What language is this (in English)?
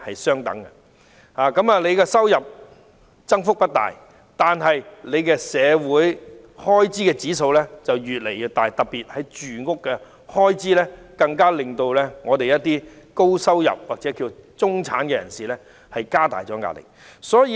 Cantonese